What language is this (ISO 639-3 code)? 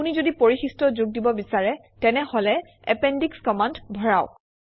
asm